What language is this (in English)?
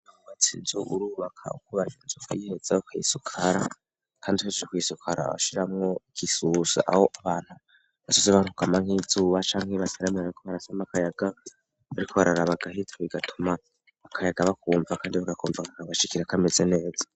Rundi